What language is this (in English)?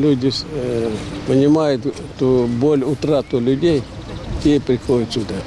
Ukrainian